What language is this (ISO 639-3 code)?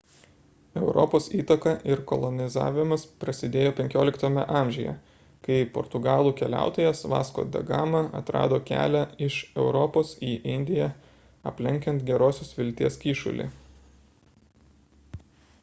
lit